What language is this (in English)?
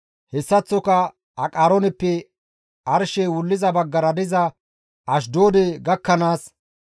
Gamo